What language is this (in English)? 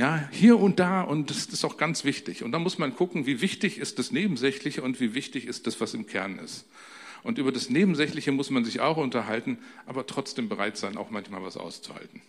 German